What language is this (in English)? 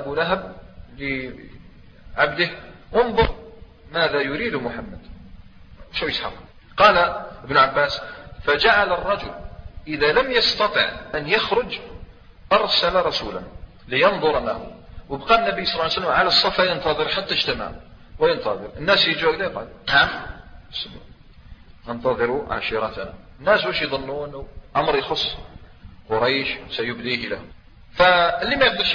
Arabic